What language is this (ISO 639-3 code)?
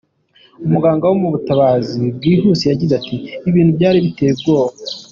kin